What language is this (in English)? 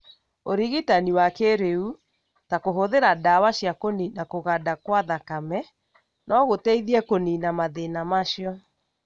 Kikuyu